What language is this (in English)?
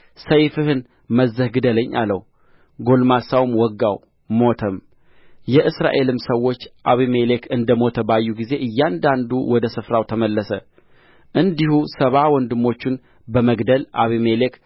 Amharic